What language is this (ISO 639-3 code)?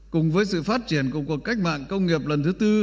vie